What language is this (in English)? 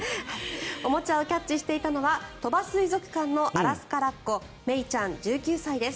Japanese